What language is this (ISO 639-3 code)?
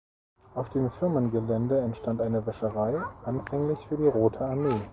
deu